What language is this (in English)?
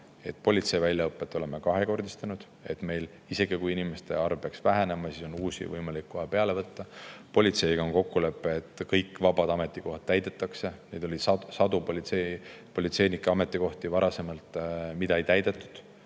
Estonian